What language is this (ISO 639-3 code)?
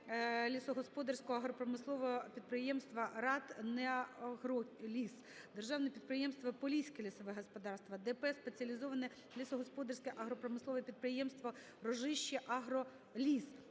ukr